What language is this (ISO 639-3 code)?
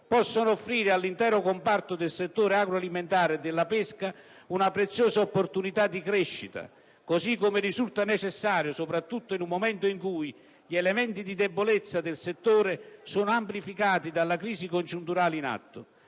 ita